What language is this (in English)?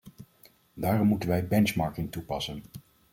Dutch